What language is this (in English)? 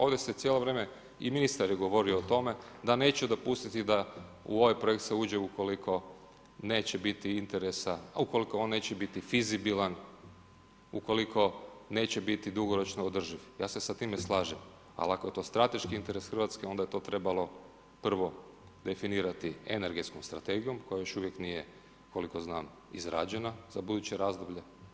Croatian